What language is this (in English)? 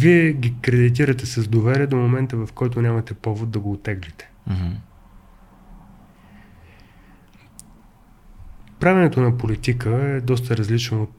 Bulgarian